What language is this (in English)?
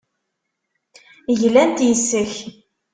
Kabyle